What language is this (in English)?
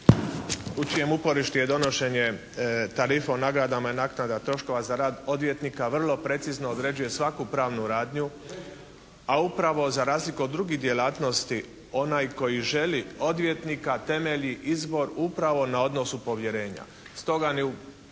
Croatian